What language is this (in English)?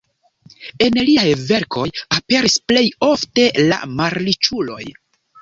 Esperanto